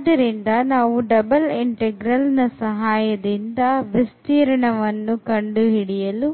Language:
Kannada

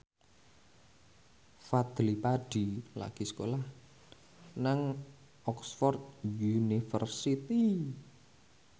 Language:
Javanese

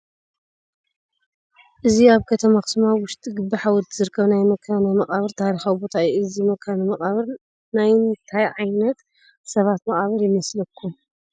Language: Tigrinya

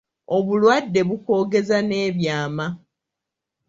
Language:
Ganda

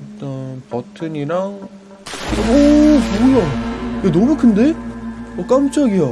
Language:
Korean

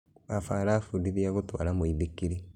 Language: Kikuyu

